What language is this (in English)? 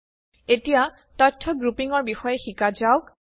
Assamese